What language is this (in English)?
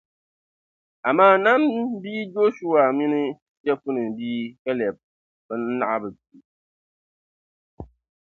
Dagbani